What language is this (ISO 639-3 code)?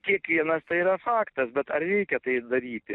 lit